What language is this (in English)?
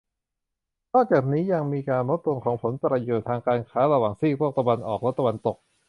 Thai